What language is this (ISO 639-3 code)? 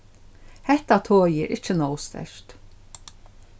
fao